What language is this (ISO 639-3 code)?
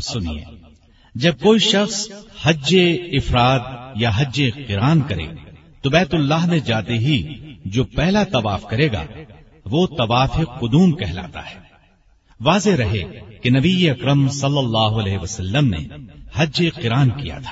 urd